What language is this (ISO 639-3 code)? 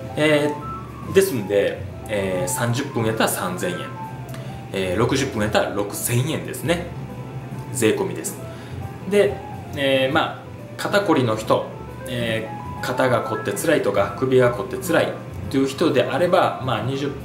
jpn